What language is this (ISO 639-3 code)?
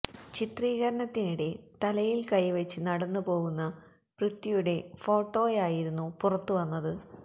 mal